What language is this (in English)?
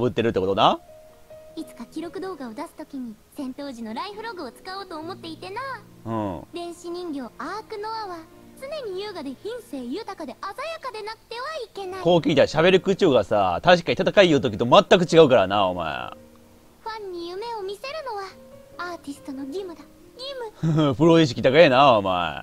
Japanese